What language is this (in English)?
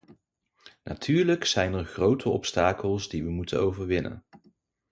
Dutch